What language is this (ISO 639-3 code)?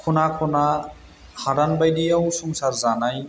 brx